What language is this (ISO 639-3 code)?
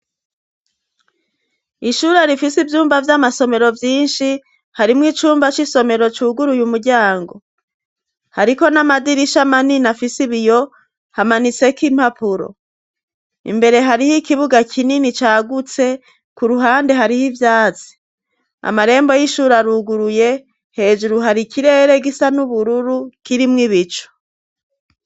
run